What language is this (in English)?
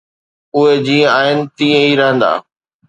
Sindhi